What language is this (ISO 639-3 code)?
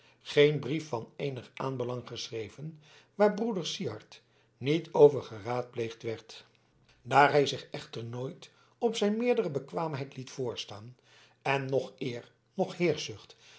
nld